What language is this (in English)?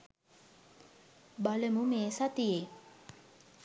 Sinhala